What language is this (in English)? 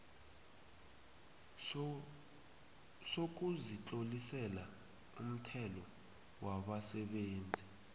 South Ndebele